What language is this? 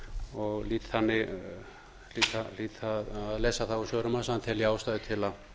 Icelandic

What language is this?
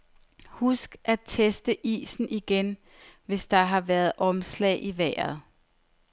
Danish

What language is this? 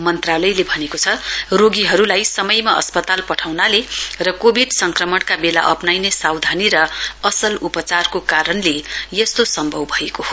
Nepali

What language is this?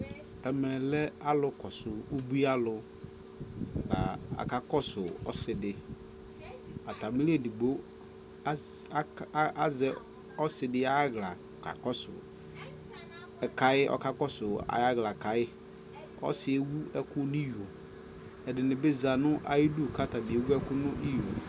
Ikposo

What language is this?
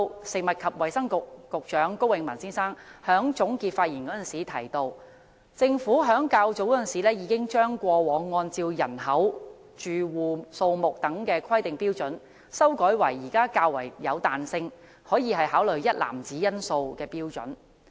Cantonese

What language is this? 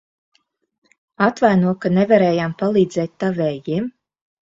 Latvian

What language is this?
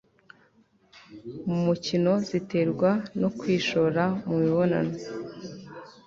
Kinyarwanda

